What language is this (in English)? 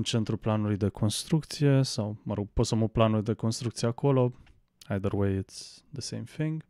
Romanian